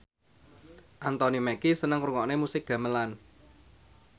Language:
Javanese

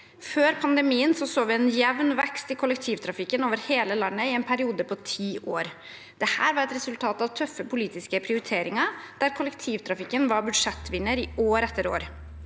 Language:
Norwegian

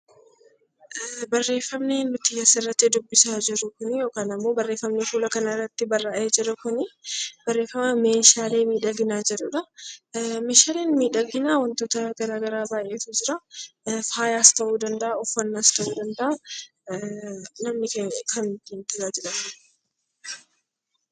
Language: Oromo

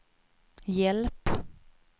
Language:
Swedish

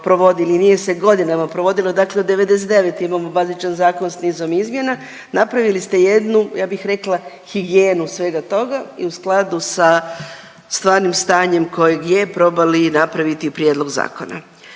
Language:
Croatian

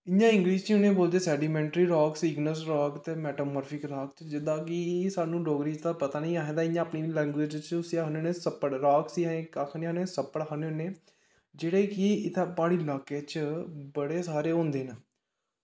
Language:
Dogri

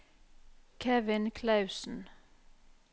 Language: Norwegian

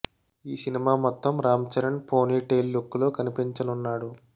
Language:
Telugu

